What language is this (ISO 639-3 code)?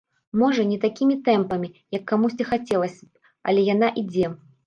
bel